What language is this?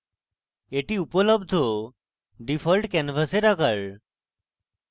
Bangla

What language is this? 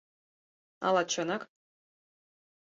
Mari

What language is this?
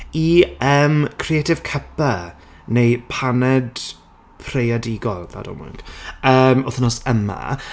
Welsh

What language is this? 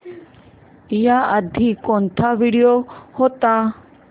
Marathi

